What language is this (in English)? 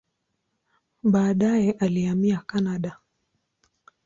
Swahili